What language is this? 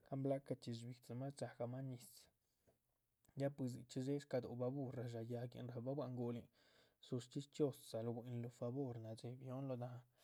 Chichicapan Zapotec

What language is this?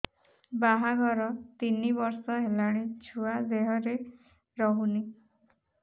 Odia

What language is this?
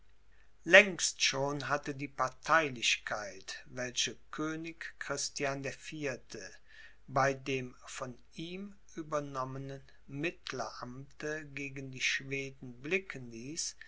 German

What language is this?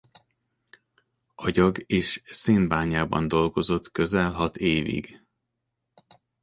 Hungarian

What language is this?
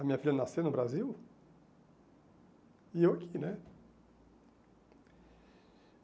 Portuguese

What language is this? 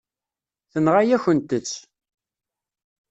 Kabyle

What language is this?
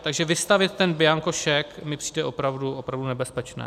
Czech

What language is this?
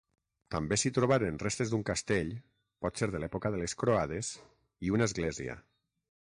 Catalan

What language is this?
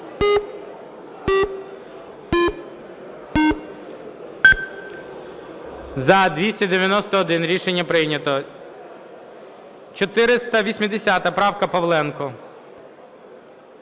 Ukrainian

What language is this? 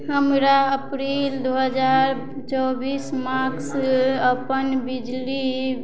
Maithili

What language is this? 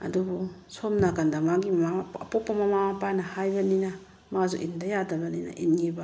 Manipuri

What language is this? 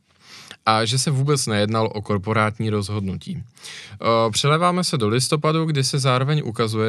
Czech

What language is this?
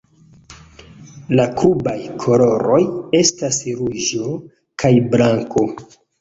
Esperanto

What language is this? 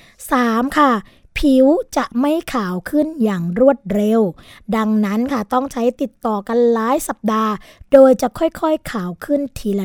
Thai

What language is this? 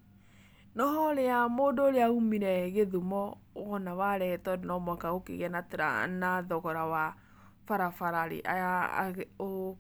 Kikuyu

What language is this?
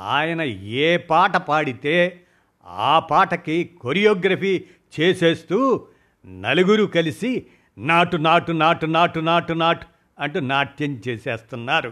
Telugu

